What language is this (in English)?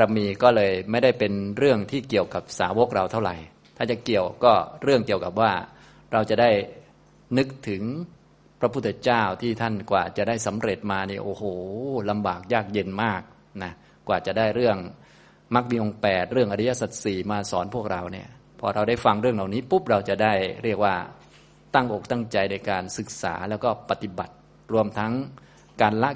Thai